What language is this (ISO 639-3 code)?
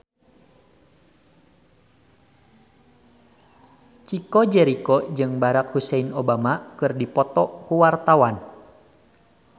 sun